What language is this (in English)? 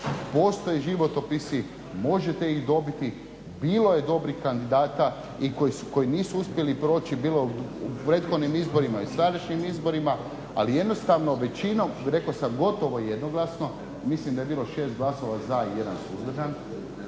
Croatian